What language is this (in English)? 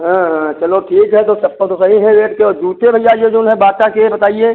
Hindi